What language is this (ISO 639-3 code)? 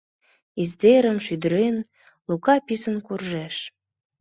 chm